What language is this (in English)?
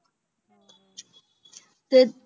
Punjabi